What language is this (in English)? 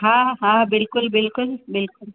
Sindhi